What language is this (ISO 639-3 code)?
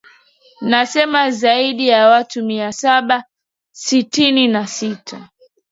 swa